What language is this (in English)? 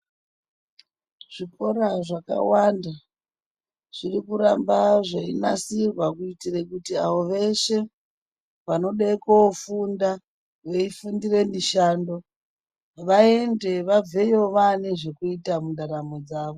Ndau